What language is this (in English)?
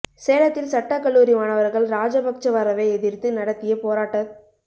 Tamil